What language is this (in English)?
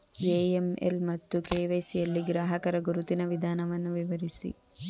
Kannada